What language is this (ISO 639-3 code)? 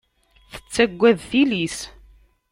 kab